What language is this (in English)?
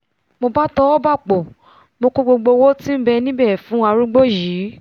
Yoruba